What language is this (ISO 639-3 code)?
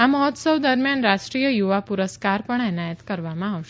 guj